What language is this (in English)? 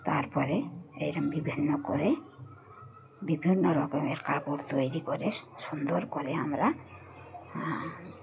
Bangla